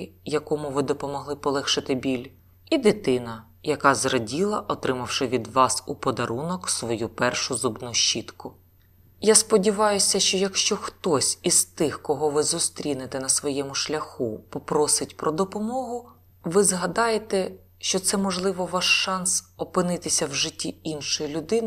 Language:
Ukrainian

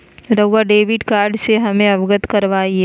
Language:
Magahi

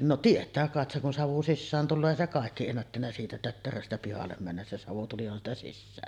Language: Finnish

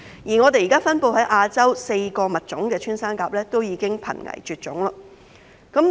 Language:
Cantonese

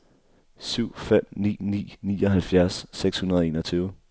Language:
Danish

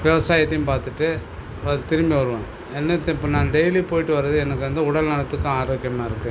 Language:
Tamil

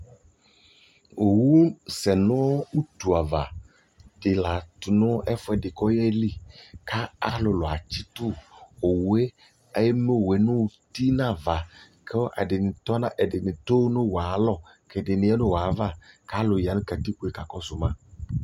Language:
Ikposo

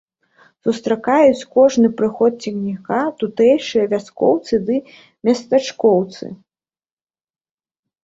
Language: Belarusian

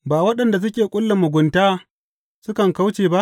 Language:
Hausa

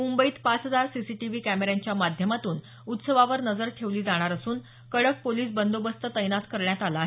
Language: Marathi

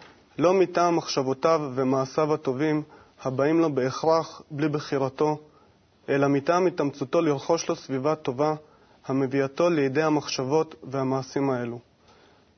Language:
Hebrew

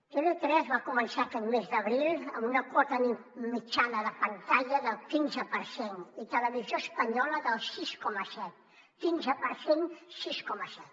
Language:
Catalan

